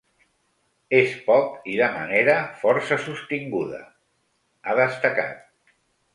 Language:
Catalan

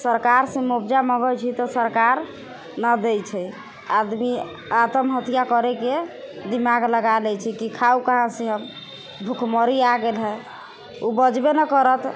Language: Maithili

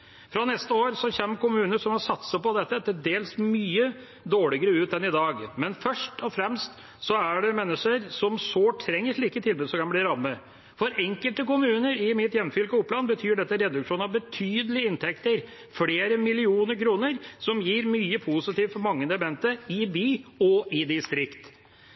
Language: Norwegian Bokmål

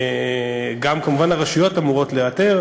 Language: Hebrew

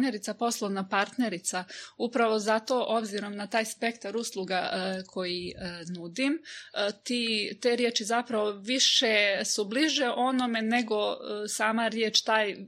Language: Croatian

